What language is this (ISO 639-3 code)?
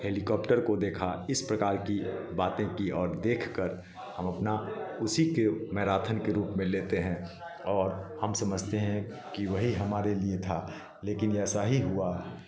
hin